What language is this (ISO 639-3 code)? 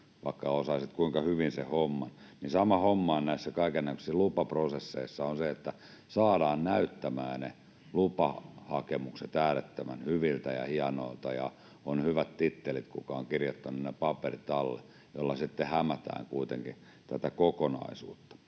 fin